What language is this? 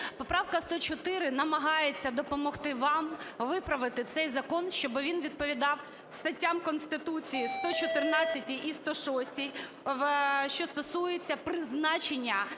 Ukrainian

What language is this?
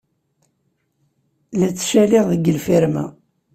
Kabyle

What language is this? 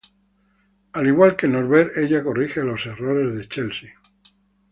Spanish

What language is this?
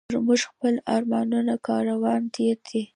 Pashto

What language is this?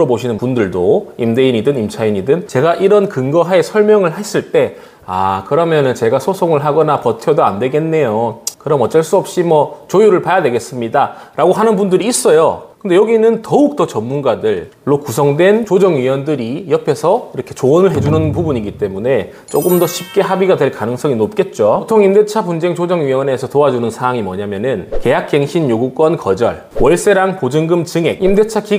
Korean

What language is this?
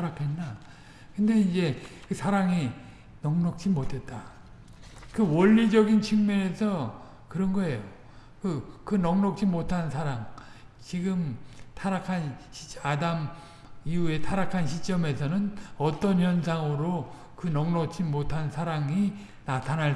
Korean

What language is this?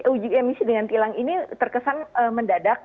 Indonesian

